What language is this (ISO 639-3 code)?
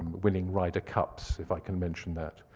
eng